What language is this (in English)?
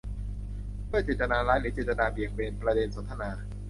Thai